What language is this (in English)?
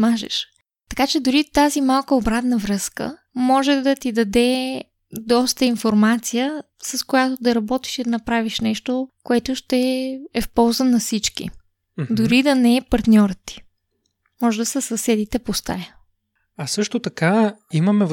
Bulgarian